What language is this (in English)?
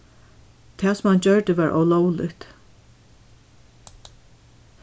Faroese